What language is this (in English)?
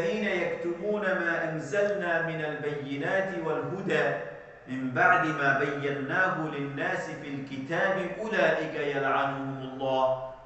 Arabic